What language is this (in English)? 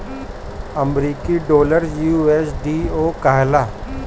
Bhojpuri